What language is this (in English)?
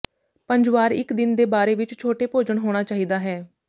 Punjabi